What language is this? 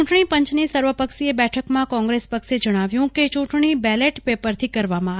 Gujarati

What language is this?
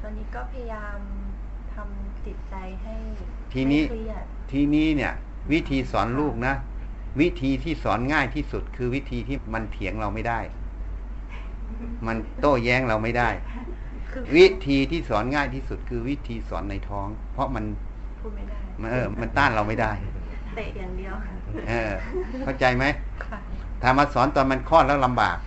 Thai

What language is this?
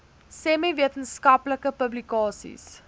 Afrikaans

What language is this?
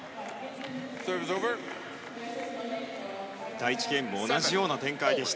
Japanese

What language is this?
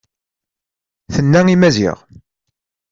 Kabyle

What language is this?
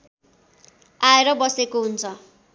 Nepali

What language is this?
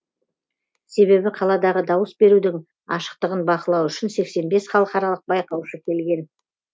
Kazakh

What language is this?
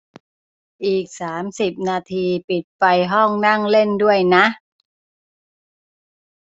Thai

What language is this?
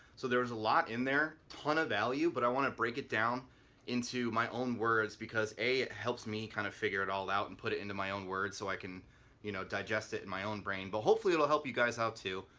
English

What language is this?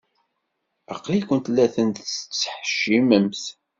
Kabyle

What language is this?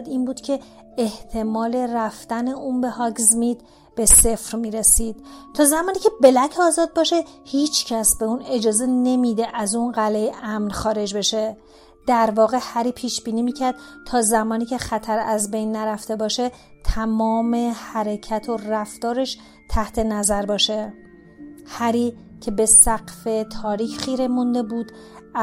Persian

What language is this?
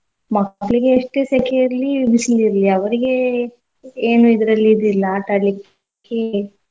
Kannada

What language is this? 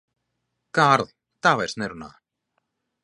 Latvian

